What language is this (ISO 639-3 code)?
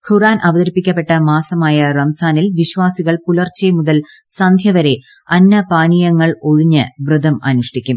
mal